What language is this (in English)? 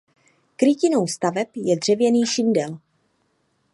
Czech